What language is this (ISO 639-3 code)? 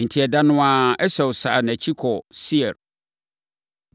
aka